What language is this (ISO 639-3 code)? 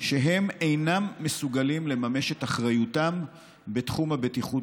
heb